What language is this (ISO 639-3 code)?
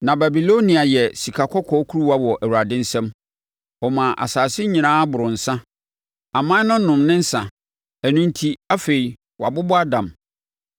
aka